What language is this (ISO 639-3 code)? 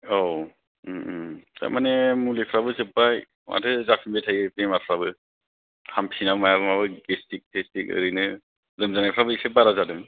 brx